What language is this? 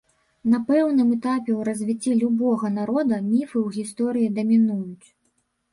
Belarusian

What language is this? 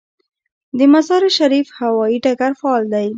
Pashto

